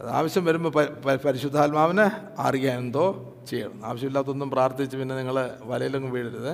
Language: Malayalam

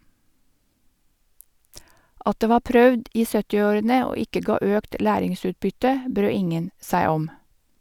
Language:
Norwegian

